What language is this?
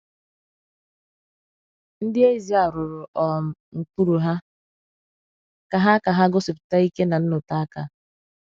Igbo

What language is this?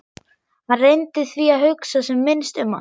Icelandic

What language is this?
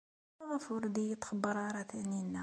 Kabyle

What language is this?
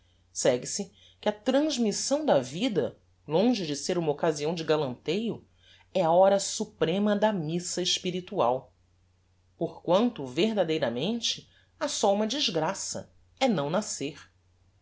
Portuguese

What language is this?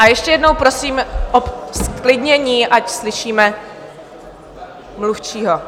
Czech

